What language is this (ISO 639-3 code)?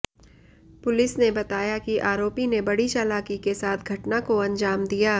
hin